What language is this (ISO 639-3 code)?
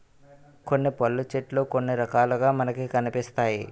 tel